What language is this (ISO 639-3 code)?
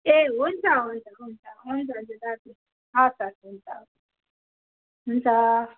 nep